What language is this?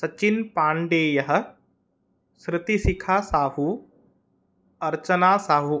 Sanskrit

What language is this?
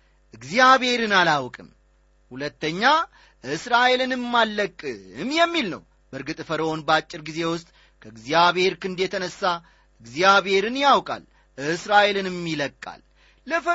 Amharic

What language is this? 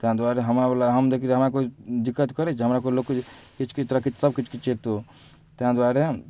Maithili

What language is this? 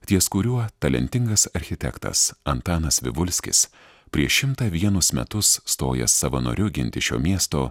Lithuanian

